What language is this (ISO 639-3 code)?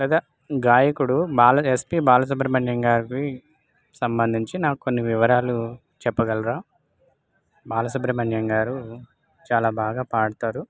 tel